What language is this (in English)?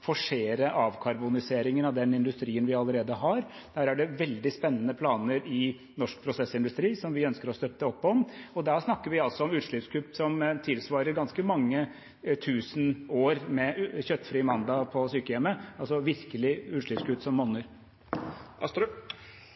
Norwegian Bokmål